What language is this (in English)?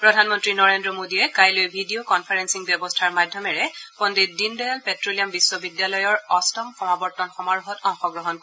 Assamese